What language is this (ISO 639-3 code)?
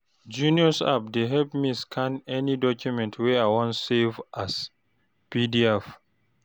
pcm